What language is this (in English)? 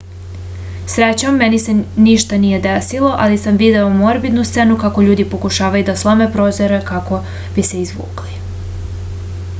Serbian